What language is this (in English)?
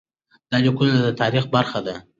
Pashto